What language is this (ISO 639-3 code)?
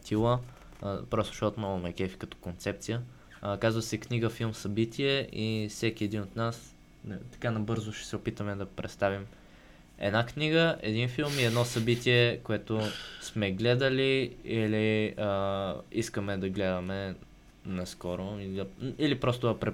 bul